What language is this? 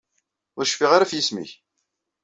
Kabyle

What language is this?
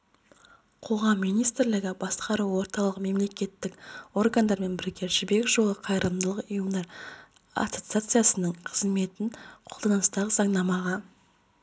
Kazakh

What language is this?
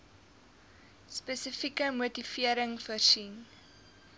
Afrikaans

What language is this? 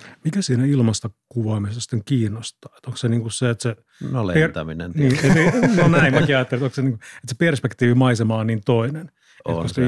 Finnish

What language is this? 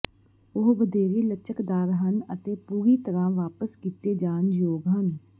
Punjabi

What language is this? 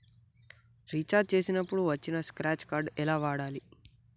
Telugu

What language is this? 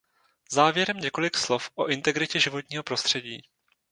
Czech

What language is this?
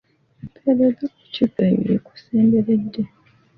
Ganda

